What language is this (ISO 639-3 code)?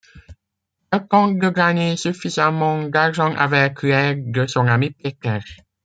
fra